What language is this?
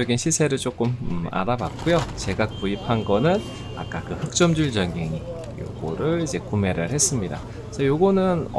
Korean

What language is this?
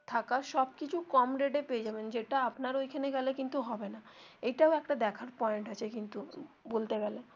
Bangla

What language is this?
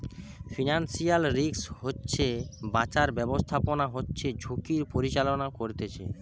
Bangla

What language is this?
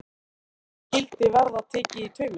Icelandic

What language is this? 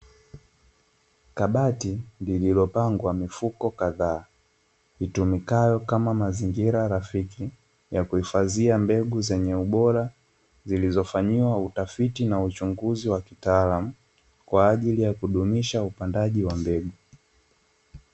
Swahili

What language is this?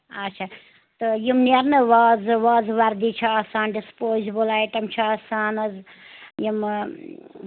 Kashmiri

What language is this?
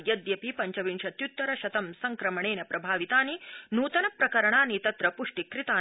Sanskrit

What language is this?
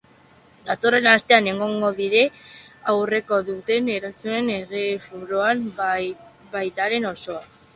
Basque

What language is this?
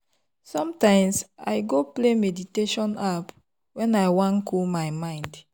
Nigerian Pidgin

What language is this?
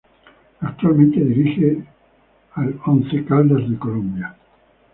Spanish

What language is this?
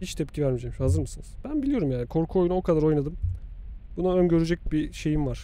Turkish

